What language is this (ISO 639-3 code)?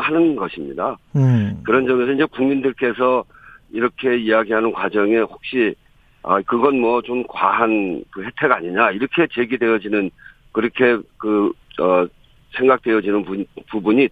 kor